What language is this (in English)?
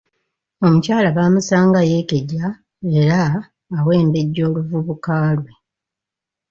Ganda